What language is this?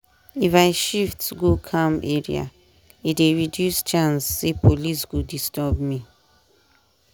Nigerian Pidgin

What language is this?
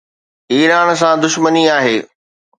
Sindhi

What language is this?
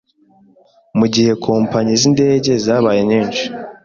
Kinyarwanda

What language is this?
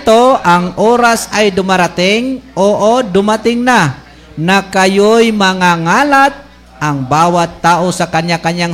Filipino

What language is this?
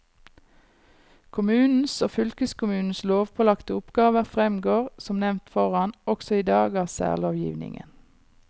Norwegian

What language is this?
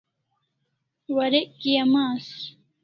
Kalasha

